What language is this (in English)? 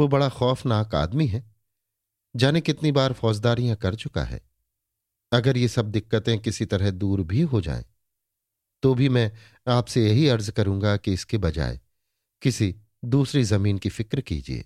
Hindi